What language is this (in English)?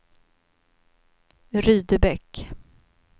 Swedish